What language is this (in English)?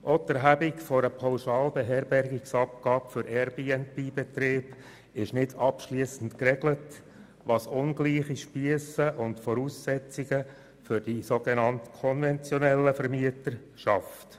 Swiss German